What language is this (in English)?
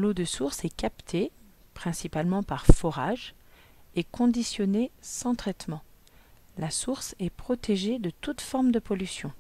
French